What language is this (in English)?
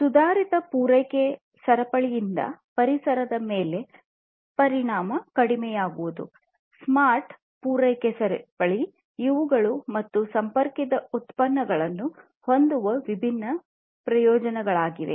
Kannada